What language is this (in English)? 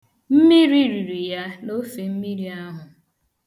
Igbo